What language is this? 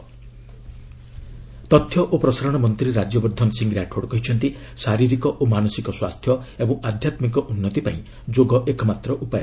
Odia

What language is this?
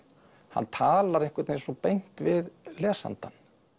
Icelandic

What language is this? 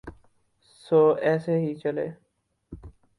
Urdu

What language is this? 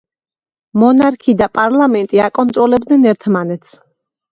Georgian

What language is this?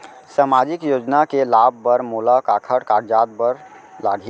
Chhattisgarhi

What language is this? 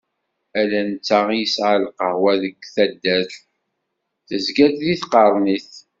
Kabyle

